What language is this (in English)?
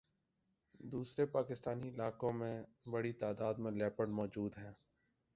Urdu